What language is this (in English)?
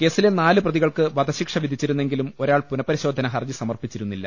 Malayalam